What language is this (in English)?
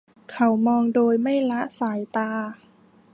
Thai